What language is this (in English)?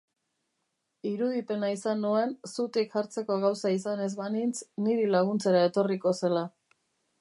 Basque